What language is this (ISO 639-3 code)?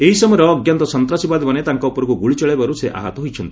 ori